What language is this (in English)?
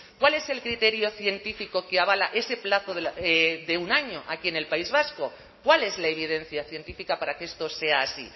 Spanish